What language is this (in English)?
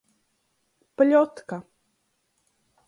Latgalian